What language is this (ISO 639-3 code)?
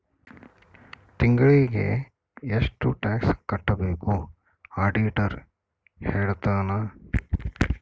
kan